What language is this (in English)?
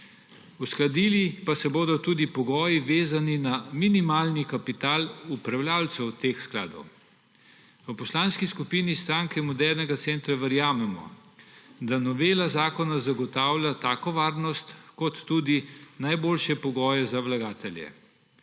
Slovenian